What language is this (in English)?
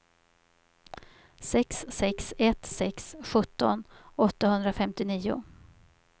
Swedish